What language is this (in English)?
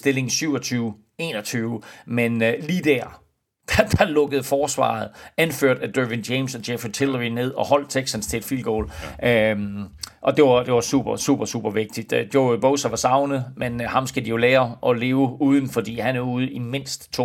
Danish